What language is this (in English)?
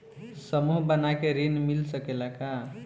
Bhojpuri